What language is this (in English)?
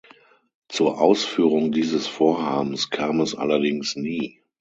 German